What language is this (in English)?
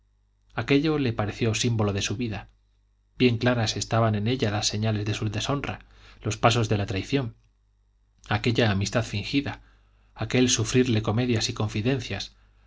Spanish